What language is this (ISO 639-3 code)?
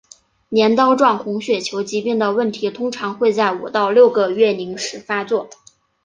zho